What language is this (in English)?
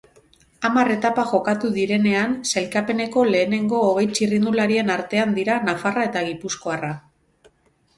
Basque